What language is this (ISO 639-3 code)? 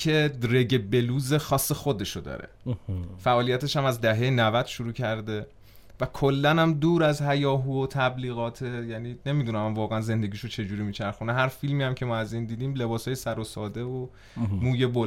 fas